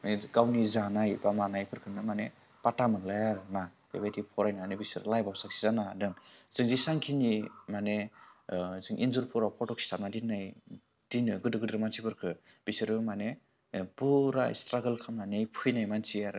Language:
Bodo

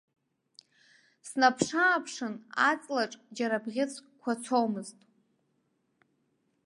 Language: Abkhazian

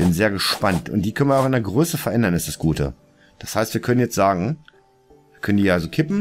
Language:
German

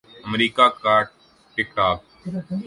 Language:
Urdu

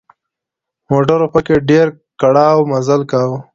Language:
Pashto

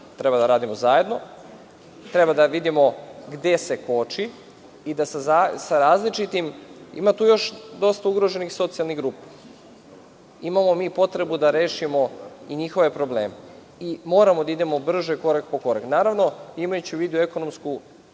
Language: Serbian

